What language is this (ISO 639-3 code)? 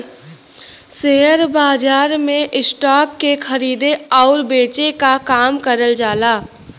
bho